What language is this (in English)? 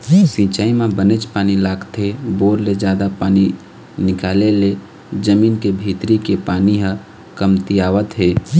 Chhattisgarhi